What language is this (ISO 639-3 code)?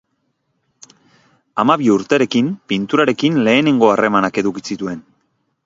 eus